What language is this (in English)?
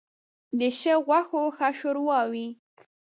Pashto